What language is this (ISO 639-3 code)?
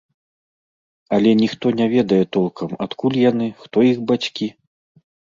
bel